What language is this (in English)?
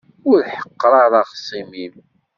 Kabyle